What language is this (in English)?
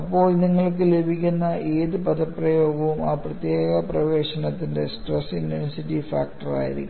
Malayalam